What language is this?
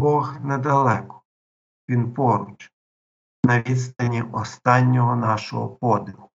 Ukrainian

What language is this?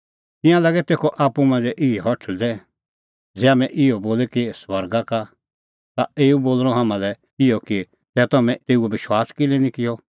Kullu Pahari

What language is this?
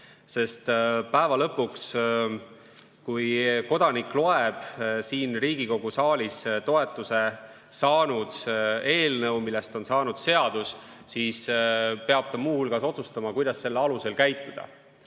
Estonian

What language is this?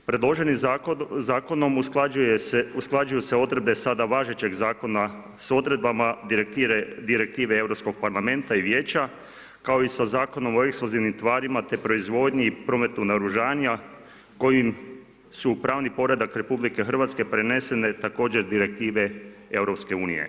Croatian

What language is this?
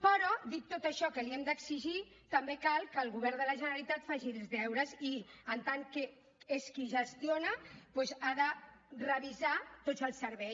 Catalan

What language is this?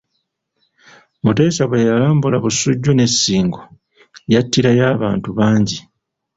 Ganda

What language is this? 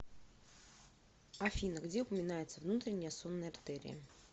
Russian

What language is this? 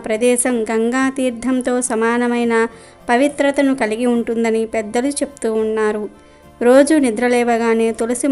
Telugu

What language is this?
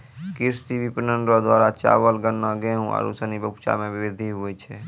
Maithili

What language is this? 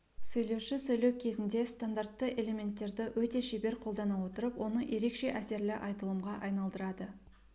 Kazakh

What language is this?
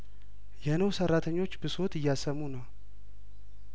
Amharic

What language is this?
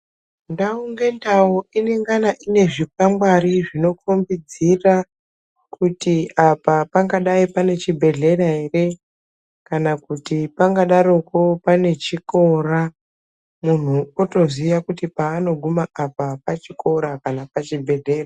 Ndau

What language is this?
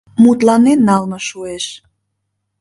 Mari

